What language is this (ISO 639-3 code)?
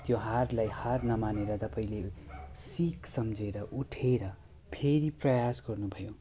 nep